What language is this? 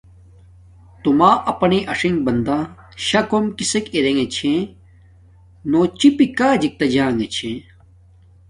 Domaaki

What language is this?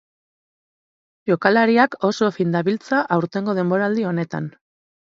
Basque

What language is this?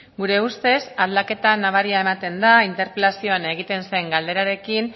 Basque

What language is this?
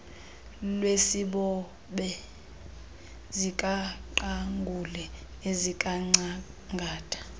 Xhosa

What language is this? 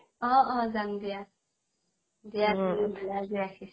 Assamese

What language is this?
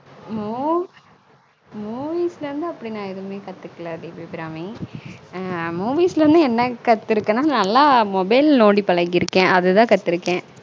Tamil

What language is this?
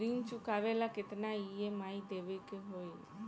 Bhojpuri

